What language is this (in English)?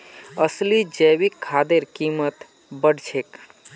Magahi